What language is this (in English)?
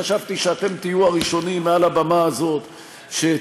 Hebrew